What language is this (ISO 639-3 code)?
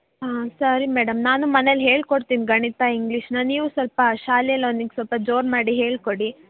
kan